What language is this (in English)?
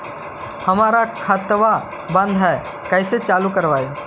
Magahi